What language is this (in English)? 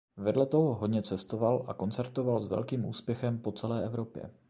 Czech